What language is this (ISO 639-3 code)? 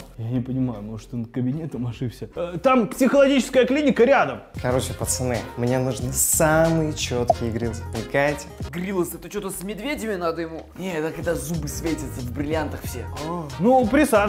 rus